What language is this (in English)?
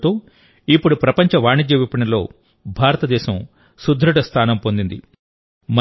Telugu